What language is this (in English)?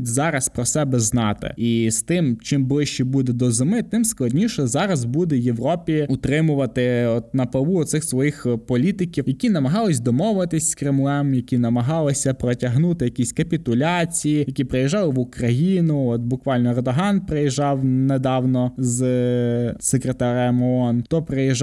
Ukrainian